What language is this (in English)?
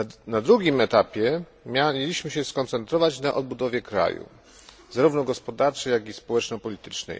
Polish